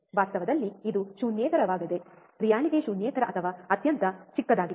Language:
Kannada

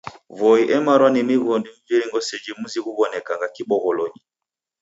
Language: Taita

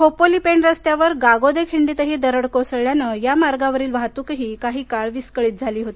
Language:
Marathi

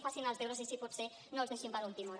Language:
Catalan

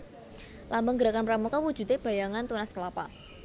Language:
Javanese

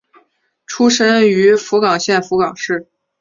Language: Chinese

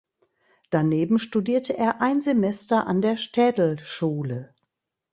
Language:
German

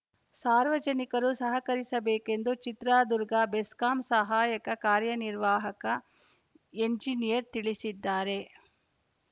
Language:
Kannada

